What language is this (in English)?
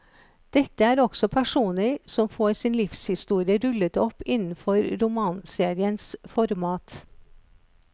Norwegian